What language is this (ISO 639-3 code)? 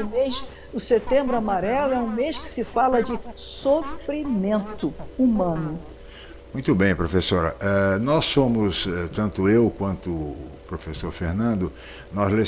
por